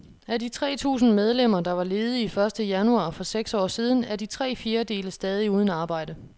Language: Danish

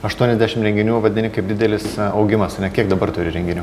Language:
Lithuanian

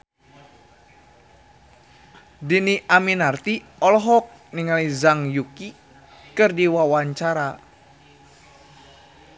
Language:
Sundanese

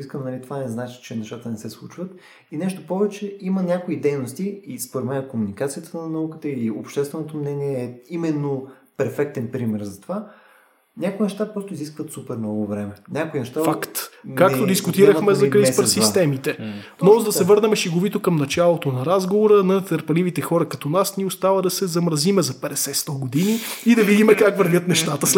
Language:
Bulgarian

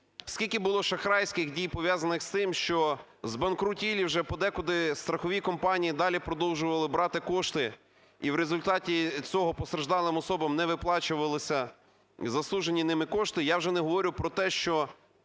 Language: Ukrainian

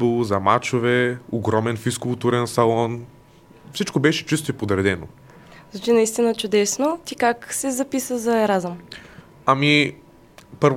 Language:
Bulgarian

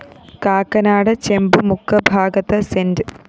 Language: Malayalam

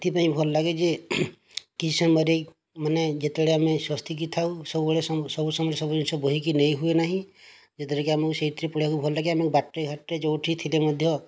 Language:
Odia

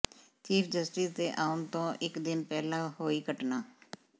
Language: Punjabi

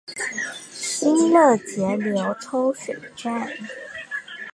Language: Chinese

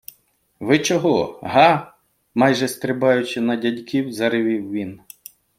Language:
Ukrainian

